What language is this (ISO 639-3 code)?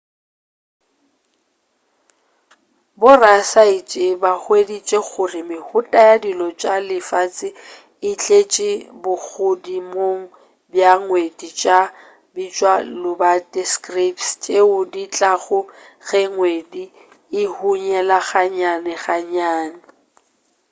nso